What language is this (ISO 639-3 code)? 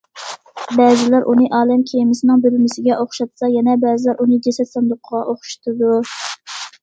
uig